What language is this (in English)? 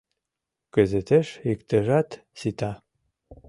Mari